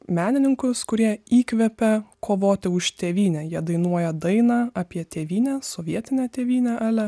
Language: Lithuanian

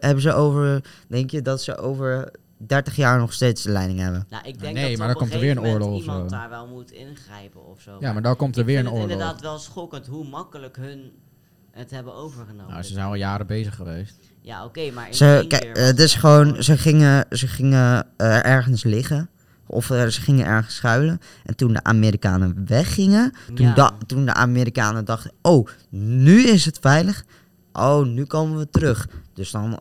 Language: Dutch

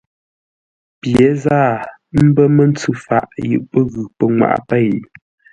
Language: Ngombale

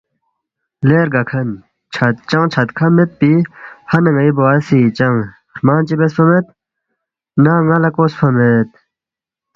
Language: Balti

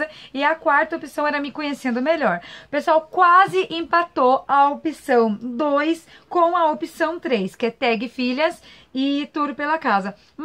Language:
Portuguese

